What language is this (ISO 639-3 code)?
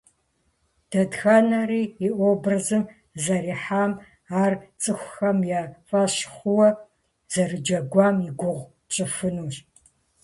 kbd